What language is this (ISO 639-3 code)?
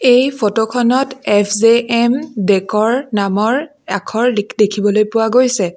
asm